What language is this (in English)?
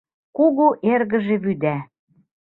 Mari